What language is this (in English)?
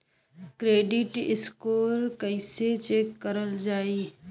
Bhojpuri